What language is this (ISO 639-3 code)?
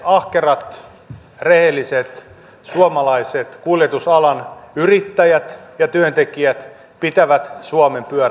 fin